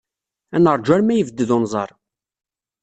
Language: Kabyle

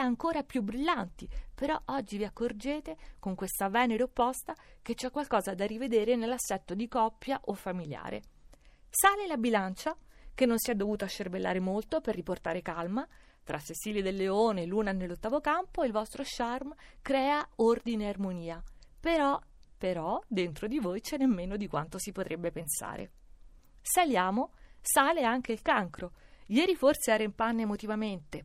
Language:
Italian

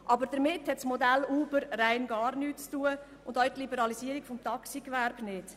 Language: Swiss German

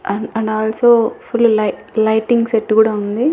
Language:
Telugu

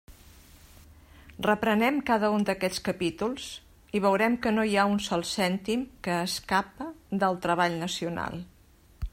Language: Catalan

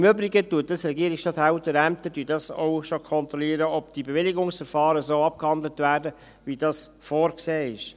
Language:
Swiss German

